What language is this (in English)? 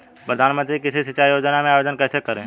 Hindi